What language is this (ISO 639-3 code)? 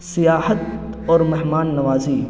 urd